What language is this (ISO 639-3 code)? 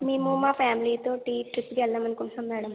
tel